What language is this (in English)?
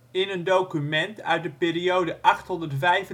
Dutch